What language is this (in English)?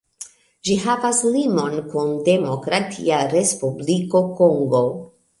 Esperanto